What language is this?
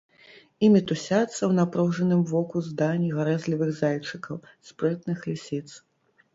Belarusian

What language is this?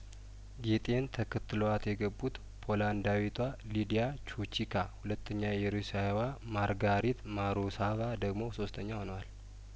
Amharic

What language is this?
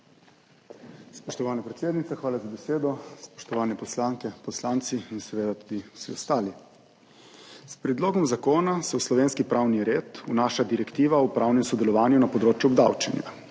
Slovenian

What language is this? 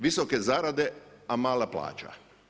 Croatian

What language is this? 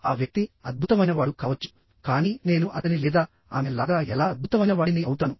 Telugu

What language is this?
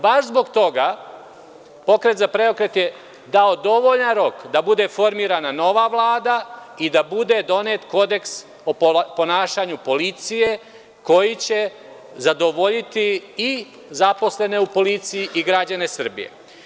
Serbian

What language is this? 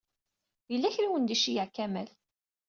Kabyle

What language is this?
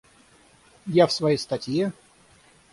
Russian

